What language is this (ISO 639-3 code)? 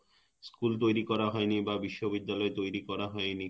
ben